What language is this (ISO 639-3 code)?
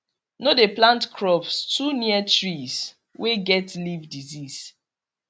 pcm